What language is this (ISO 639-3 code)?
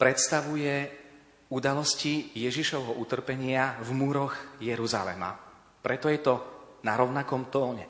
slk